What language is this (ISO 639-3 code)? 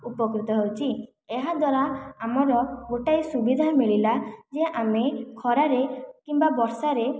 ori